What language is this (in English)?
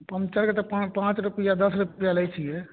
Maithili